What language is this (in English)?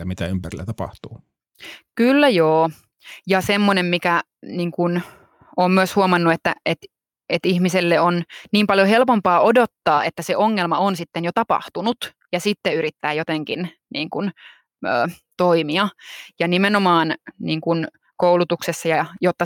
Finnish